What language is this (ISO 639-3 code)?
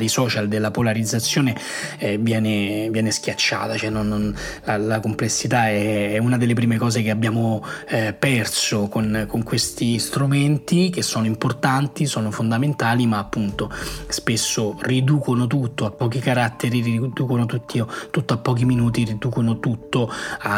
ita